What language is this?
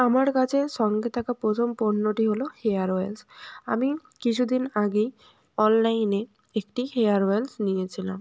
Bangla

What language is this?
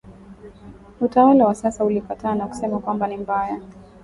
Swahili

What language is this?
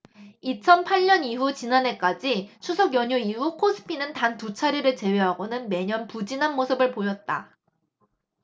Korean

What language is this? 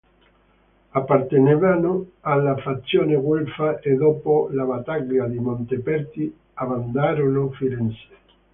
Italian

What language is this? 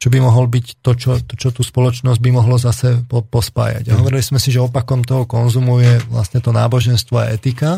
Slovak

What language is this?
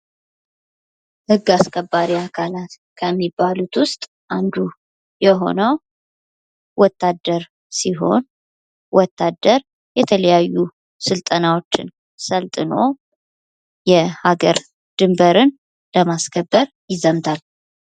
Amharic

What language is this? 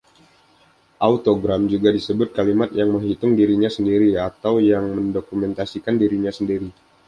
Indonesian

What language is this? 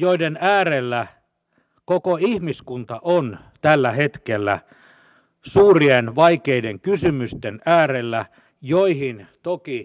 Finnish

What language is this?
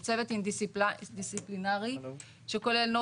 Hebrew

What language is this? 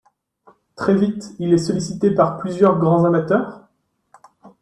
French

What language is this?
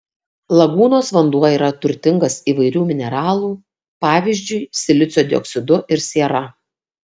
Lithuanian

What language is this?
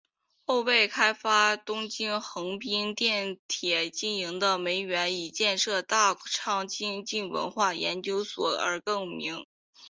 Chinese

